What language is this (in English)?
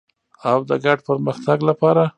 Pashto